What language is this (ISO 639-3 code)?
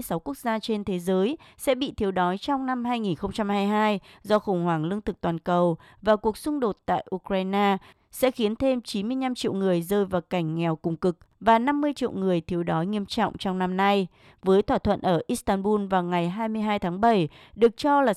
vie